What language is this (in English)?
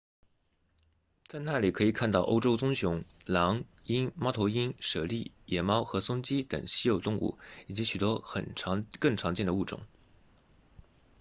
Chinese